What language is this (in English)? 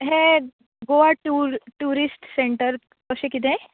Konkani